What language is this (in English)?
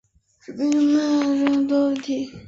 Chinese